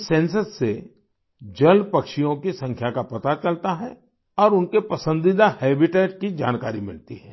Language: Hindi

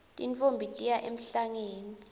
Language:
Swati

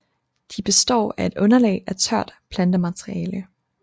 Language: Danish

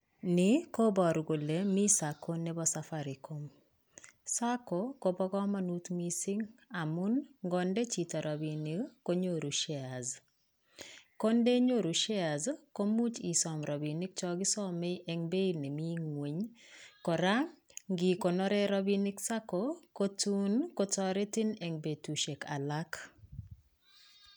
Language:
Kalenjin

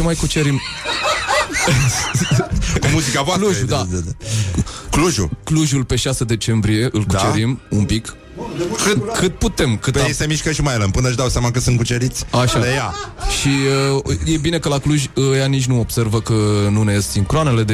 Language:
Romanian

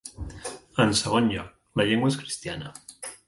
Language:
Catalan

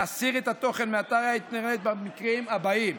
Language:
Hebrew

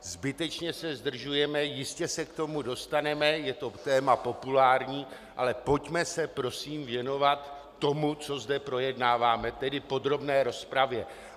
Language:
Czech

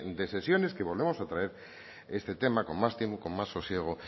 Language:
Spanish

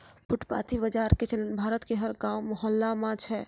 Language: Maithili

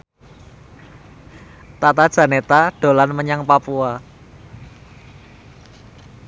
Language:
Javanese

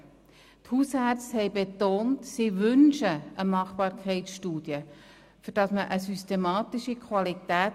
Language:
Swiss German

